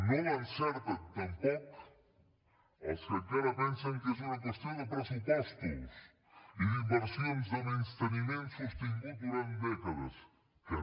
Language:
Catalan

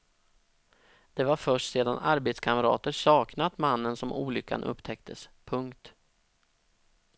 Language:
Swedish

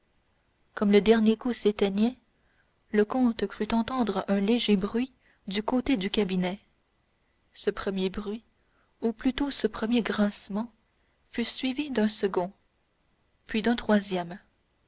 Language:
French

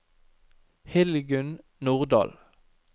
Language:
Norwegian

